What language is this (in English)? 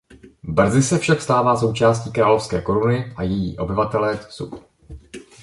Czech